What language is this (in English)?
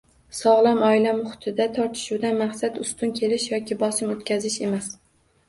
Uzbek